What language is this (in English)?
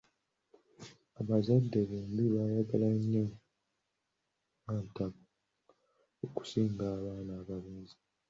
Ganda